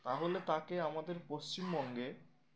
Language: Bangla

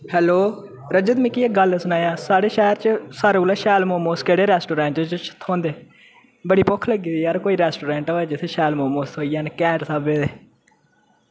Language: Dogri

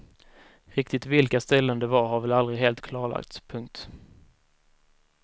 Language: Swedish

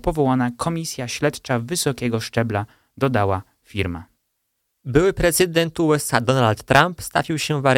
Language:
Polish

